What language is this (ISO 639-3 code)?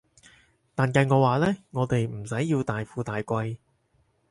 yue